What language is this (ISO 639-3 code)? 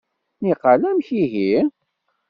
kab